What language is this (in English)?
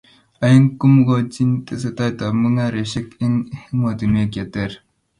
Kalenjin